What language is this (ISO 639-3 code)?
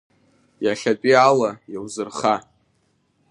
abk